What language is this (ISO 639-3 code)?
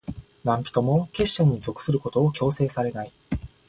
jpn